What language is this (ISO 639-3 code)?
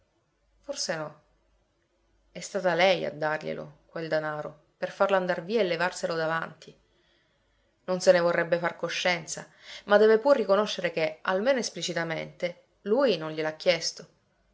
ita